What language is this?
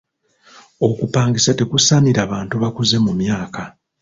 Ganda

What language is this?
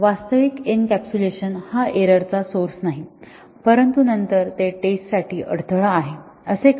Marathi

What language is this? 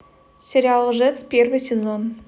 Russian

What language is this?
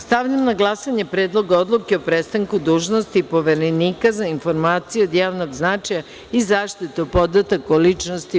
Serbian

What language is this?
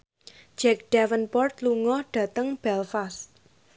Javanese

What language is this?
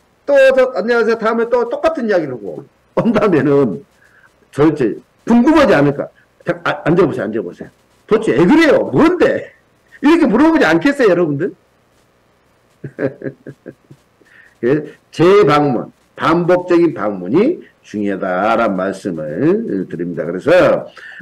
Korean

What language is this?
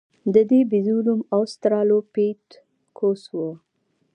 Pashto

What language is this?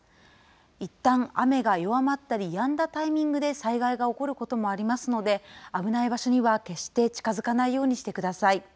Japanese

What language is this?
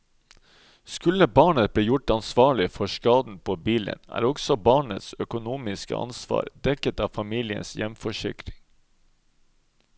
Norwegian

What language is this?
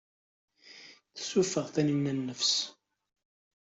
Kabyle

